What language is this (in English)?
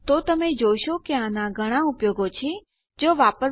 Gujarati